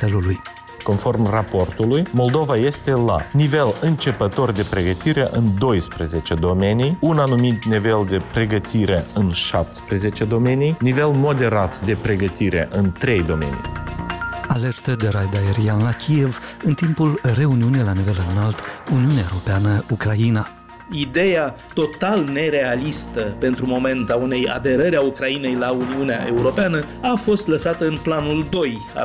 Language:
Romanian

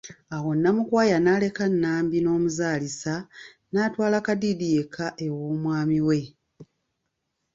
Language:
Ganda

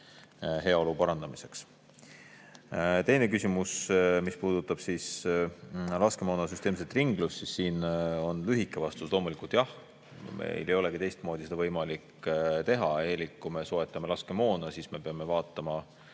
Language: Estonian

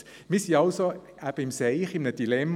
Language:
Swiss German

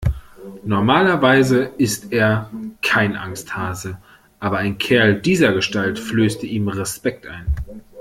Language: German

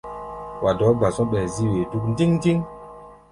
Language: Gbaya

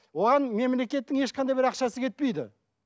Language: Kazakh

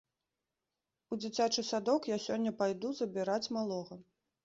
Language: Belarusian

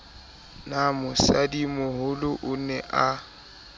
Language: Southern Sotho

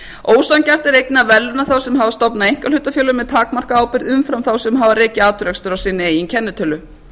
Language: Icelandic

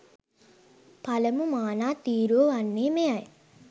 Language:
Sinhala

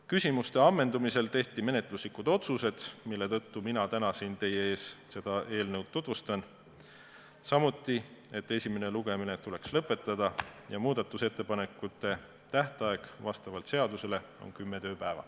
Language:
Estonian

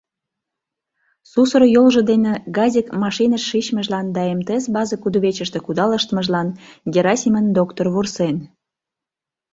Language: Mari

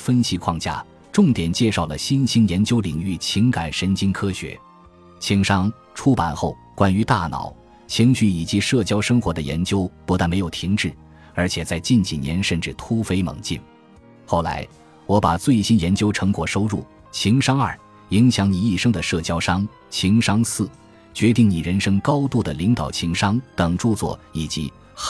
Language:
Chinese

